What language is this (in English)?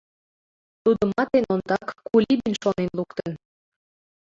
Mari